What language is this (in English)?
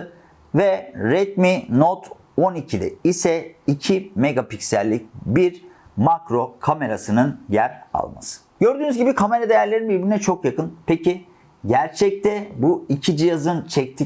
Turkish